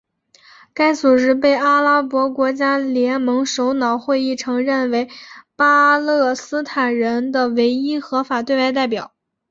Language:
Chinese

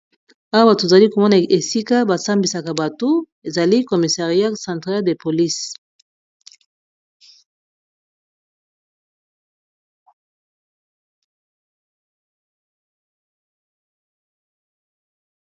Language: Lingala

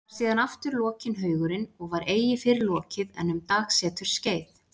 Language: Icelandic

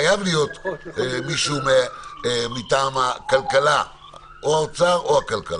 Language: Hebrew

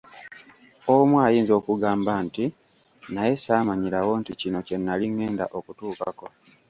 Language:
Ganda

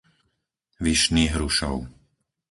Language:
Slovak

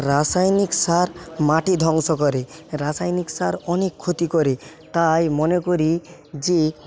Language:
Bangla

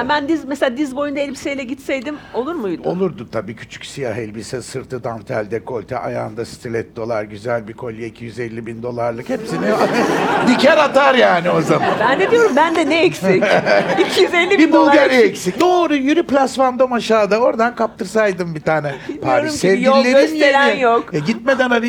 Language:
Turkish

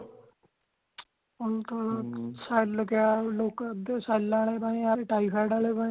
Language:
Punjabi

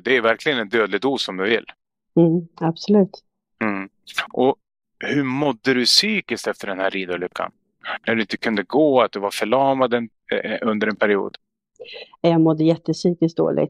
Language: Swedish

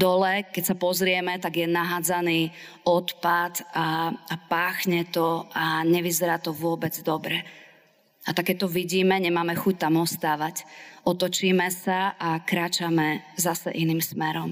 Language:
Slovak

